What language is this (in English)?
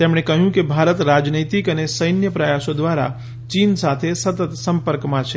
Gujarati